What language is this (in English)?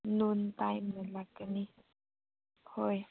Manipuri